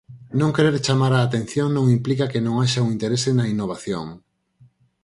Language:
Galician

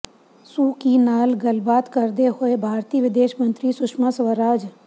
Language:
Punjabi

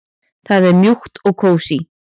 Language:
Icelandic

